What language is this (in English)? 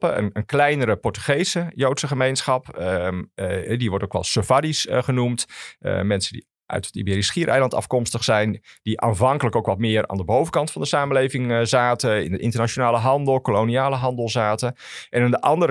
Dutch